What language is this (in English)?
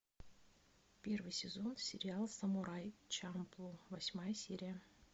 Russian